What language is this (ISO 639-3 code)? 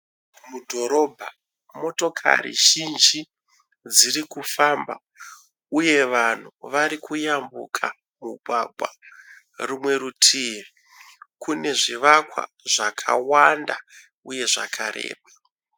sna